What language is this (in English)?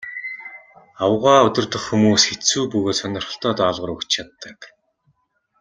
Mongolian